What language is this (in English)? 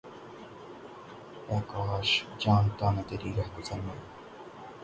Urdu